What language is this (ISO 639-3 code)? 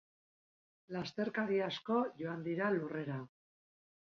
eus